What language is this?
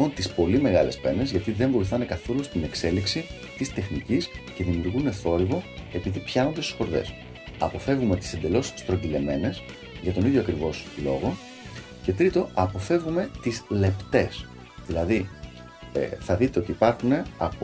Greek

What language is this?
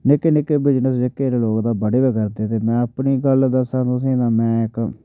Dogri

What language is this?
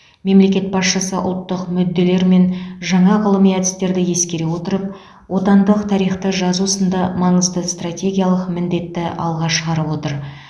Kazakh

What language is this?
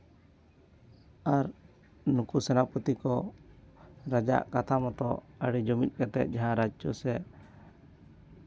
Santali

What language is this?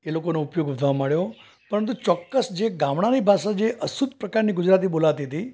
Gujarati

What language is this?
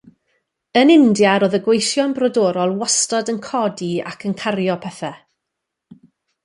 Welsh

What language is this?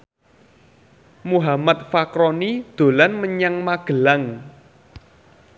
Javanese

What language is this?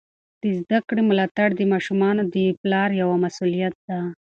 Pashto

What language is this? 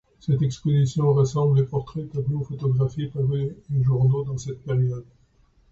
French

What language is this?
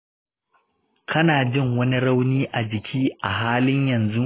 Hausa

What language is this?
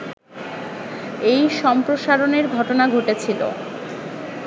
Bangla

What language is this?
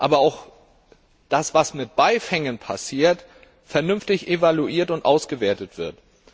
German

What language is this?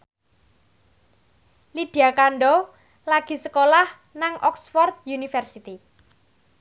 Javanese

